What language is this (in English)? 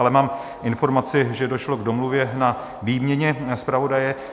Czech